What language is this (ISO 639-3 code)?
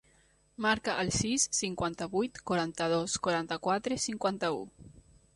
cat